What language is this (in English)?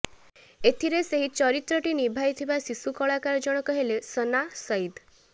Odia